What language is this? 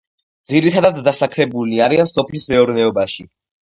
Georgian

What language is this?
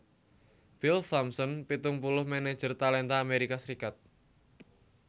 Javanese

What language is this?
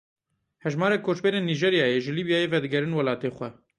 Kurdish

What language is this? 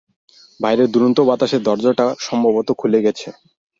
Bangla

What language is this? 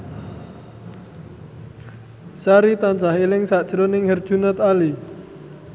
Javanese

